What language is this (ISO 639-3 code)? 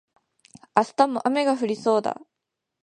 jpn